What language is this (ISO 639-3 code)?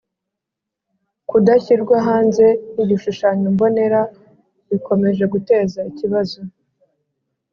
kin